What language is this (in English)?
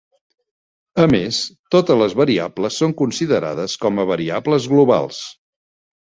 Catalan